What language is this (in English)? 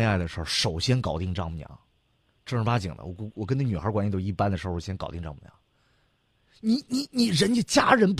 Chinese